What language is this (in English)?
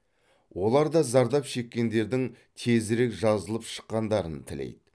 Kazakh